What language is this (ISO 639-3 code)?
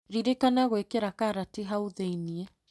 kik